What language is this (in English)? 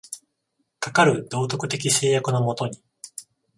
Japanese